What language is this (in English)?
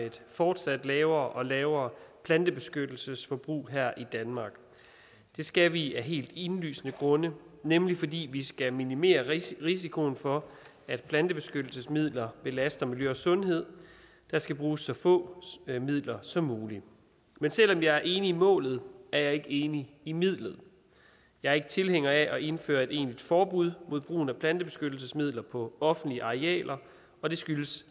Danish